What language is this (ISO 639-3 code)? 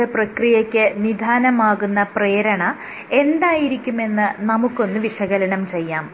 mal